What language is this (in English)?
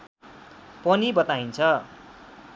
Nepali